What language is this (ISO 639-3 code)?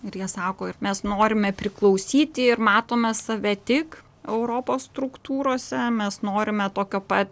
lit